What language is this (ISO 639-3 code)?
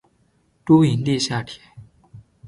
zho